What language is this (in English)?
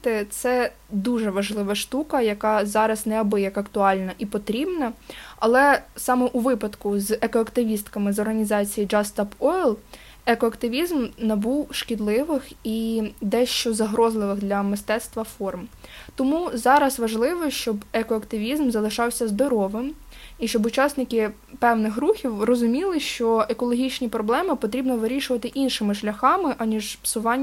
Ukrainian